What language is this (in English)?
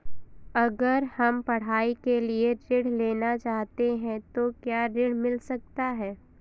Hindi